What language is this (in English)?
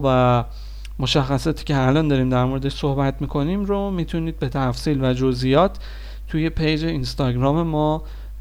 Persian